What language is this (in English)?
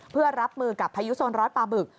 Thai